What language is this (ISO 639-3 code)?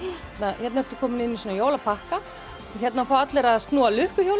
isl